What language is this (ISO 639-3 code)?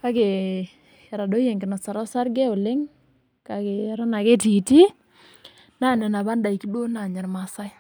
mas